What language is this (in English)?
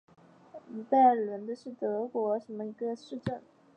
Chinese